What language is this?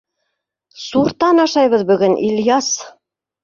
Bashkir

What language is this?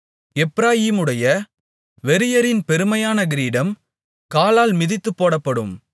Tamil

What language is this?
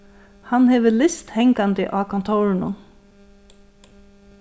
Faroese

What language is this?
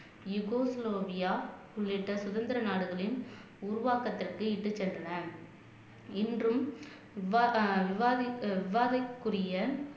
Tamil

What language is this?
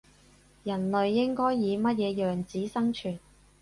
Cantonese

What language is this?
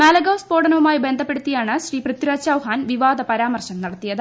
Malayalam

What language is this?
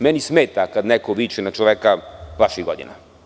Serbian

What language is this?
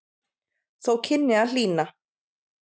Icelandic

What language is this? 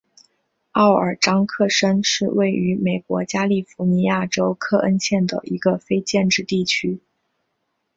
Chinese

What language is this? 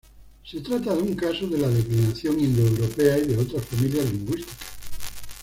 Spanish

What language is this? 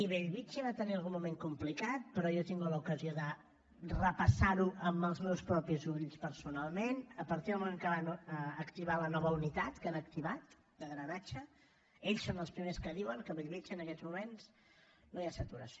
Catalan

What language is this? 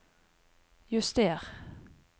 Norwegian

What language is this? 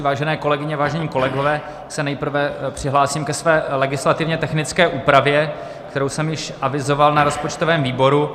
Czech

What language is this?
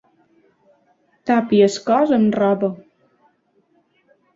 Catalan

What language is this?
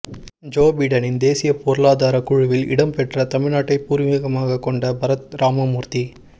Tamil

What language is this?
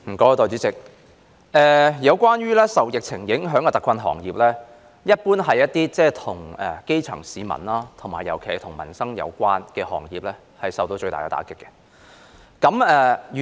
Cantonese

